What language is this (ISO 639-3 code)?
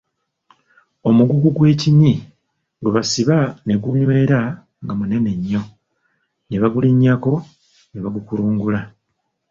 lug